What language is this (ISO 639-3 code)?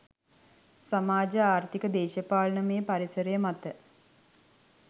sin